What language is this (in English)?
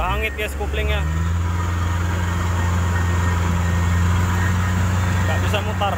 Indonesian